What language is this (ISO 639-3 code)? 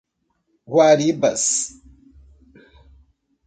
por